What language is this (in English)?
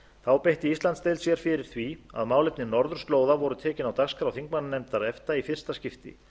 Icelandic